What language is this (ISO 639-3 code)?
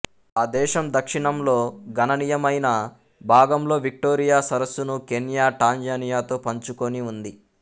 tel